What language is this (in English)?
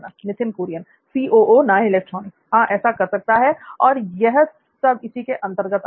Hindi